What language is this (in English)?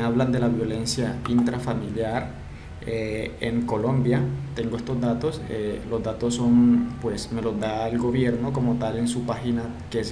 Spanish